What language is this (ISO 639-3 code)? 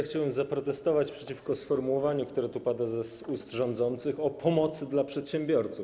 pol